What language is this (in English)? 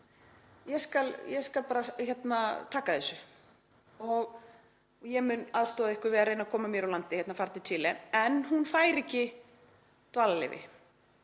Icelandic